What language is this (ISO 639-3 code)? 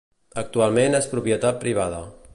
cat